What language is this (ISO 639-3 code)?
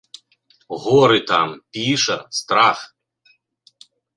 bel